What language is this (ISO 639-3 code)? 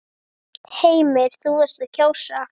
isl